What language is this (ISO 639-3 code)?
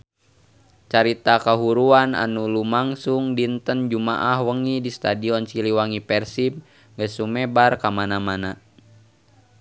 sun